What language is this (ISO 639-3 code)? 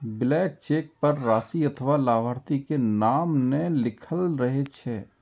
mai